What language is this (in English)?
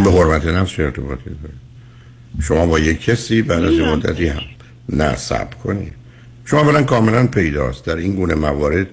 Persian